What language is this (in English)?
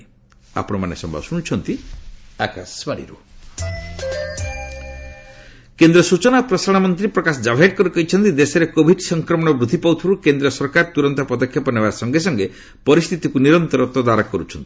Odia